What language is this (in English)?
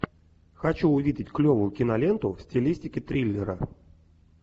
Russian